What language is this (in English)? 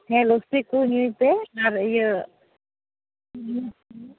Santali